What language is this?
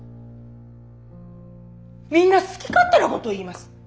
Japanese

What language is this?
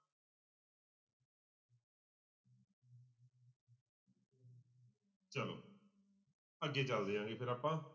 Punjabi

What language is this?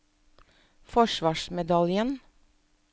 Norwegian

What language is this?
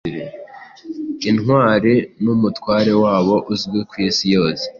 Kinyarwanda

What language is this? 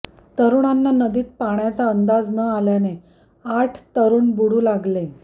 Marathi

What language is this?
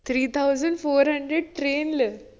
Malayalam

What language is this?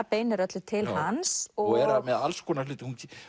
Icelandic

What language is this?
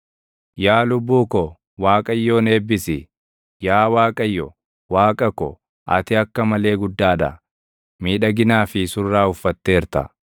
Oromo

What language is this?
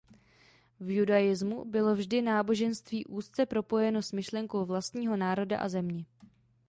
Czech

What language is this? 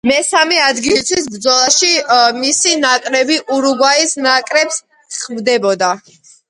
Georgian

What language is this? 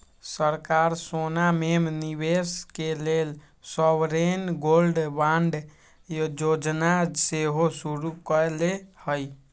Magahi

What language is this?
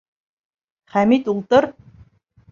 Bashkir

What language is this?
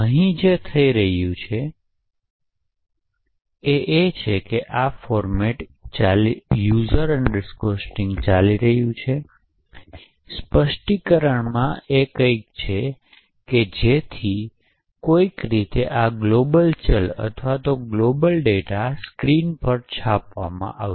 Gujarati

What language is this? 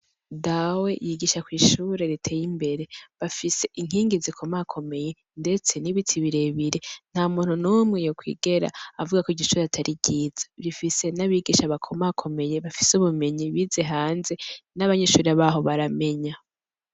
Rundi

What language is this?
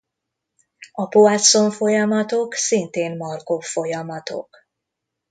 Hungarian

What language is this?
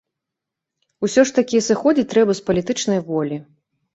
Belarusian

